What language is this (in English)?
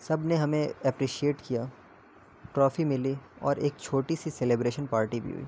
Urdu